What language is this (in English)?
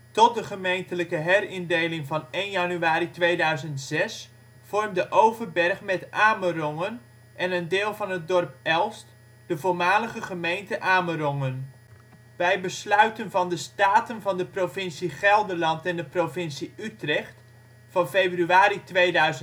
Dutch